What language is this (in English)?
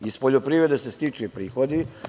Serbian